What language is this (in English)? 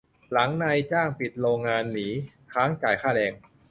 Thai